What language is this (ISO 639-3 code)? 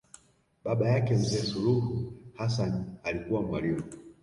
swa